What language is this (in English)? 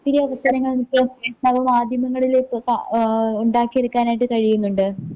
Malayalam